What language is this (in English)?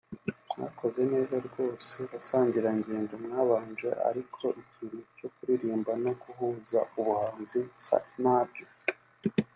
Kinyarwanda